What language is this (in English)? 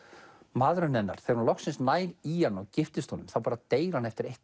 Icelandic